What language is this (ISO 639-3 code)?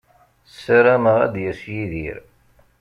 kab